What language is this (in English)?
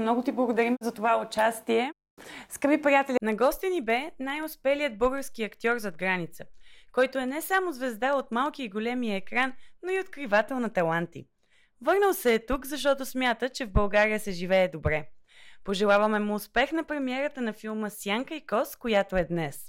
Bulgarian